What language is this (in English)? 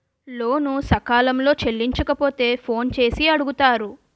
Telugu